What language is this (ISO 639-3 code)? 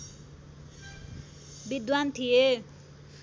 nep